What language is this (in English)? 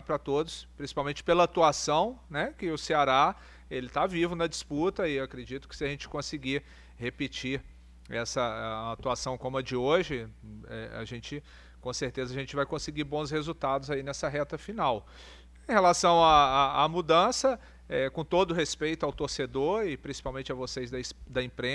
Portuguese